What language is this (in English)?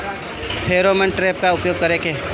Bhojpuri